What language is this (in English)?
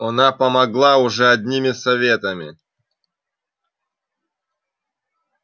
Russian